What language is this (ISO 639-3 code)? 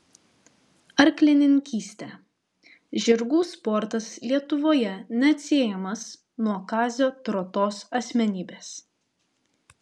lit